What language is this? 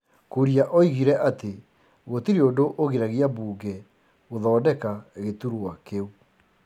Kikuyu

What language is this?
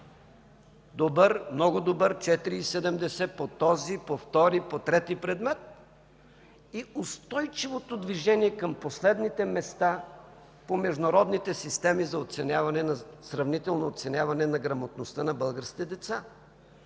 Bulgarian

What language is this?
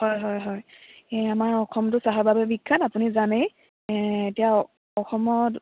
Assamese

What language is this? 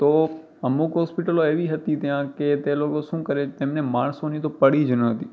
Gujarati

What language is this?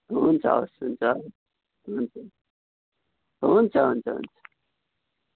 Nepali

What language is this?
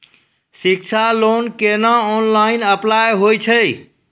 Maithili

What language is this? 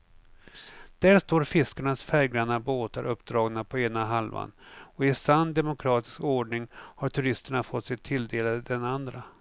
Swedish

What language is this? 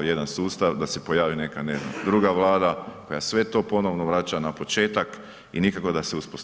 Croatian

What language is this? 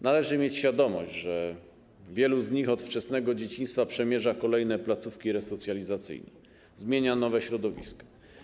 Polish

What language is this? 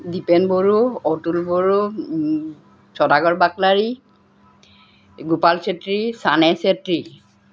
Assamese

